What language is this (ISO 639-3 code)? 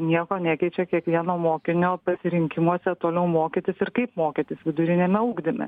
lit